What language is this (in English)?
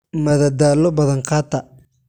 Somali